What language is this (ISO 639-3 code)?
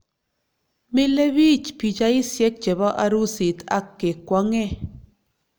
kln